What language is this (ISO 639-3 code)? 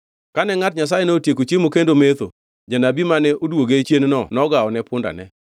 luo